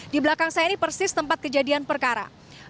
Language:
Indonesian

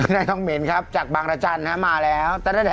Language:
Thai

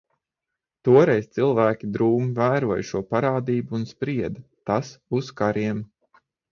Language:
Latvian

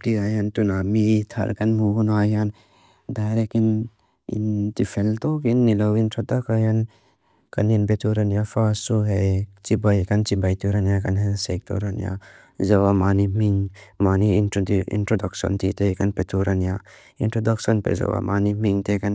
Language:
Mizo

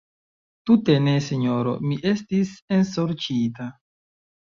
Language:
Esperanto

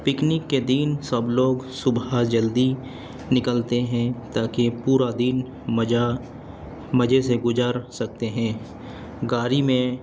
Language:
Urdu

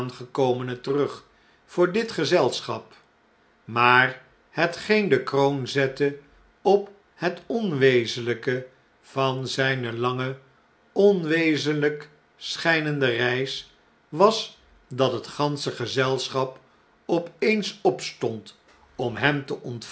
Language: Dutch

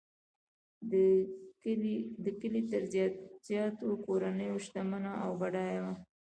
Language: Pashto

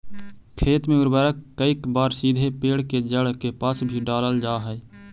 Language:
Magahi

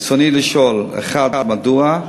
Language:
Hebrew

